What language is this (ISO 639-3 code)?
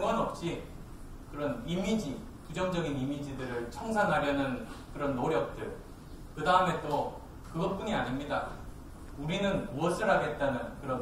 kor